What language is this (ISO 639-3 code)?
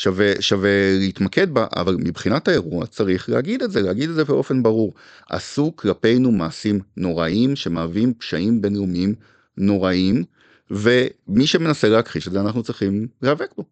heb